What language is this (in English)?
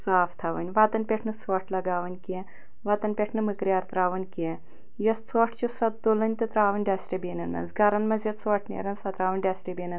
Kashmiri